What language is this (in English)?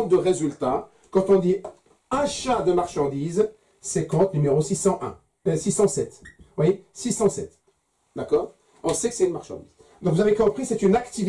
French